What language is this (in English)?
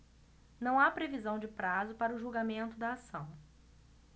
Portuguese